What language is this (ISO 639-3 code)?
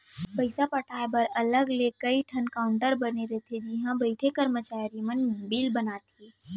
hne